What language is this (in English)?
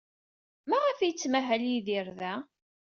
Kabyle